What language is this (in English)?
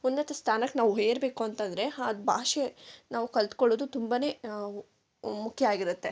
Kannada